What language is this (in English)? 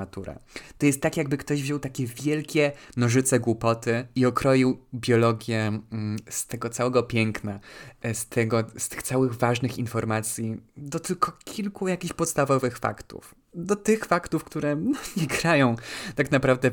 Polish